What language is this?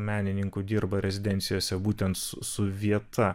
Lithuanian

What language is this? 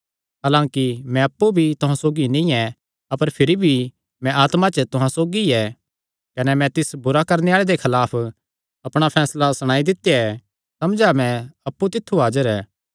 Kangri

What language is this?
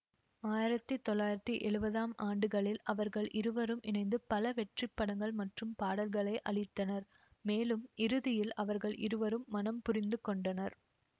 Tamil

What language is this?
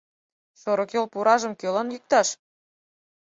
Mari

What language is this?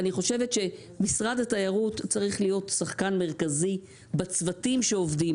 Hebrew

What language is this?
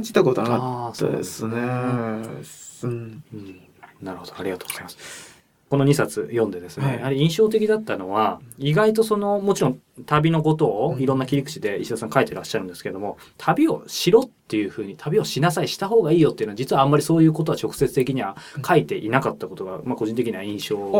Japanese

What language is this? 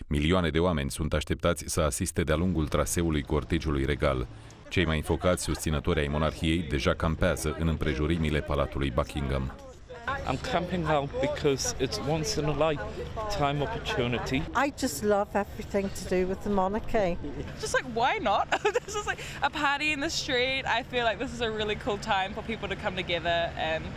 Romanian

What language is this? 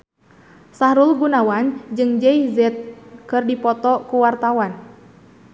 Sundanese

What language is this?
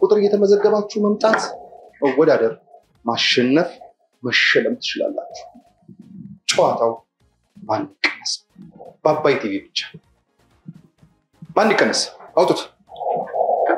Arabic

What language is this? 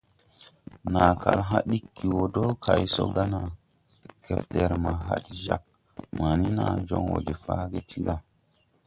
Tupuri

